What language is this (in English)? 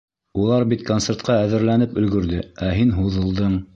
Bashkir